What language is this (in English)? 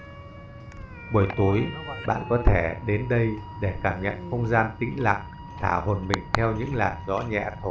Vietnamese